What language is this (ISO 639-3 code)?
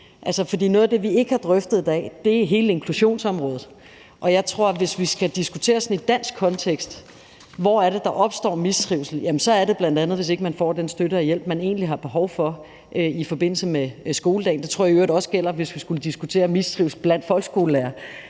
dan